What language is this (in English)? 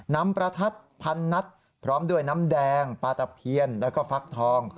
Thai